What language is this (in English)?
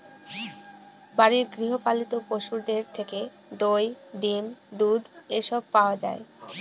Bangla